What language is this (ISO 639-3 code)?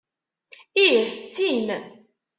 kab